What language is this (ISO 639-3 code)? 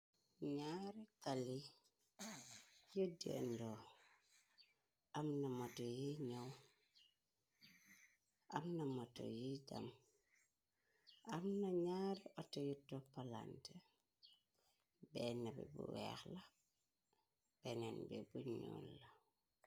wol